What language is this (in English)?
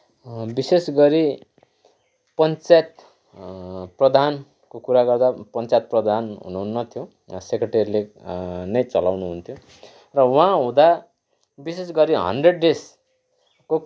Nepali